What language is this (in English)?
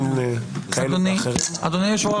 Hebrew